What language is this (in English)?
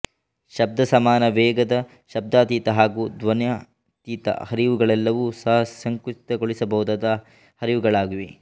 Kannada